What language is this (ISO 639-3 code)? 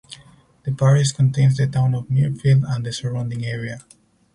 eng